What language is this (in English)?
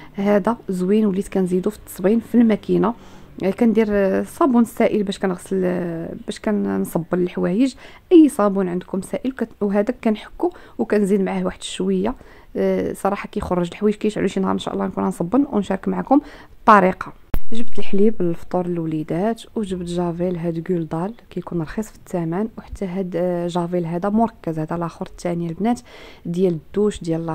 Arabic